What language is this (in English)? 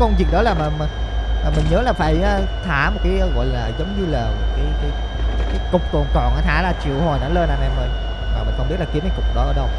Vietnamese